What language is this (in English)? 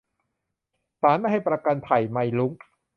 Thai